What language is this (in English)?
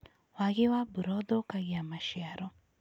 Kikuyu